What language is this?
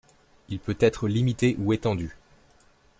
French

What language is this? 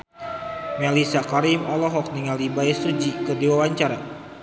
Sundanese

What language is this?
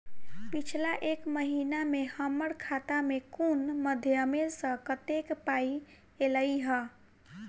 Maithili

